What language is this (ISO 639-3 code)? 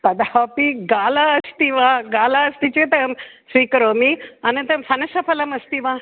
san